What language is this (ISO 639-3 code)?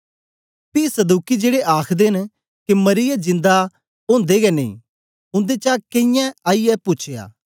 doi